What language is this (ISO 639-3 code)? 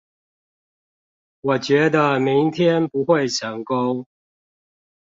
zho